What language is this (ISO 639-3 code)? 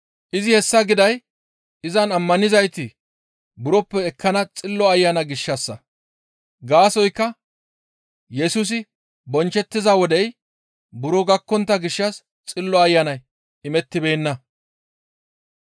gmv